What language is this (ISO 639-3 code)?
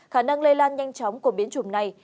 vie